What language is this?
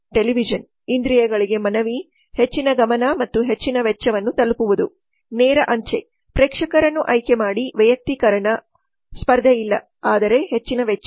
Kannada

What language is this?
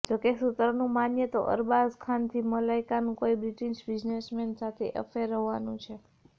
Gujarati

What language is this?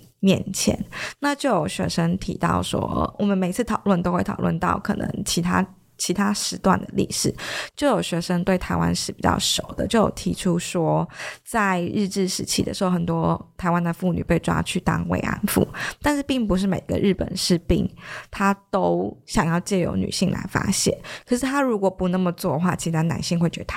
Chinese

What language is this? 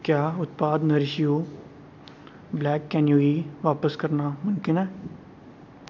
Dogri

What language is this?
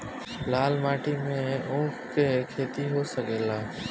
Bhojpuri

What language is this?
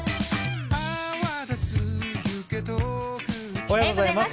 Japanese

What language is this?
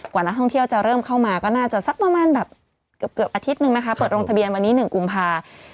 Thai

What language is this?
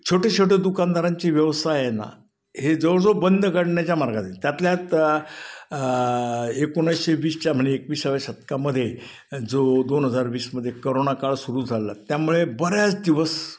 Marathi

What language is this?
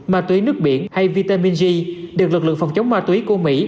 Vietnamese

